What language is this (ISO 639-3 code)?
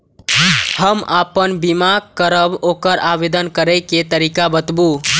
mai